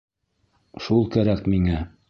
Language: Bashkir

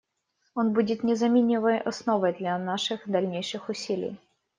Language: Russian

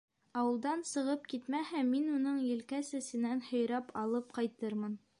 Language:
Bashkir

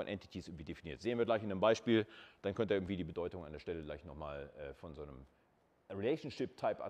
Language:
German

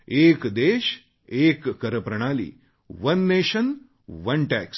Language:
Marathi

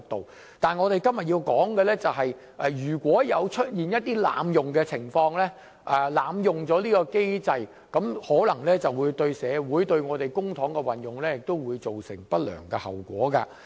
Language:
Cantonese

